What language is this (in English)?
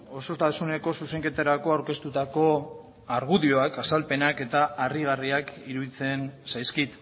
Basque